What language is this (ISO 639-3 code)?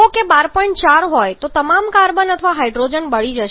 guj